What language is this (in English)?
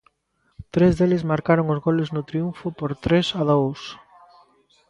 Galician